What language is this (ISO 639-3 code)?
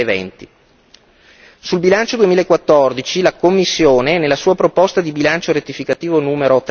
ita